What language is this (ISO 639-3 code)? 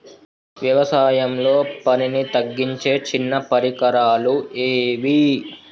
tel